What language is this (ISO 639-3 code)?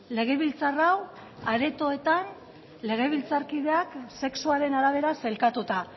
eus